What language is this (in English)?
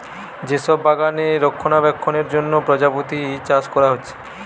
Bangla